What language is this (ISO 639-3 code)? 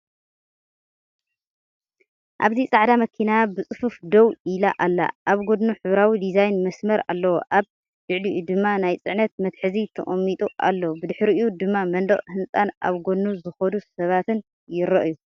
tir